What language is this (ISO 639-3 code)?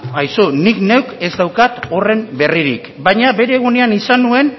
eus